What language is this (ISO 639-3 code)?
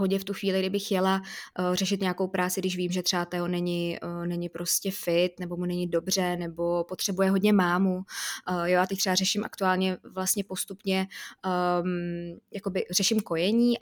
ces